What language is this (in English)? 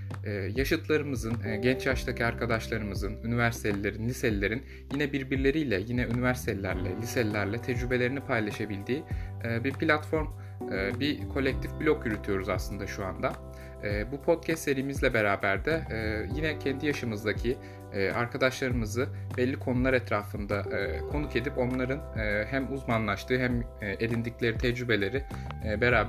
Turkish